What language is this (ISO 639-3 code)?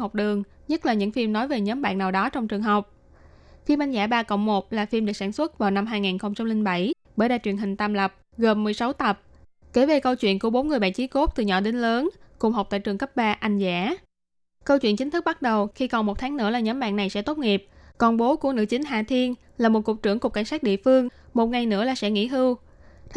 vie